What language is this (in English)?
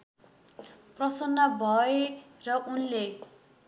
Nepali